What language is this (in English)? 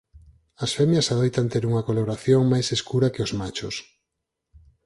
Galician